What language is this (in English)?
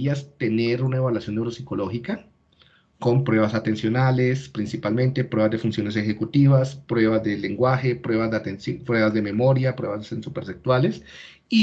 Spanish